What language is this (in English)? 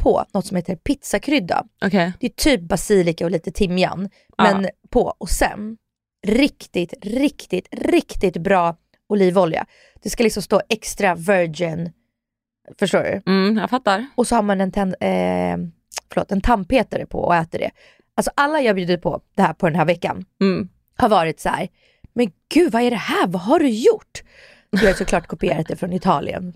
Swedish